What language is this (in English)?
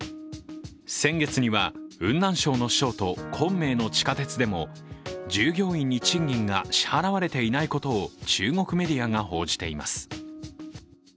Japanese